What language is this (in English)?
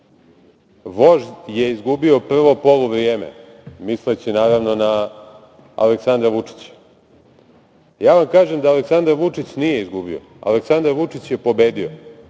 Serbian